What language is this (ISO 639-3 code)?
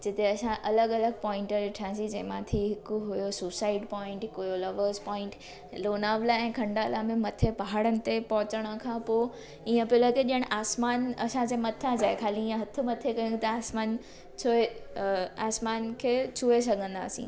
snd